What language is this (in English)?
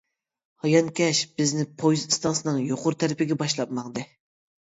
Uyghur